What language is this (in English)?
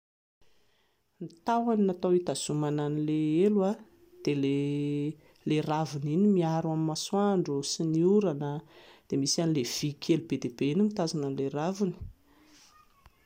Malagasy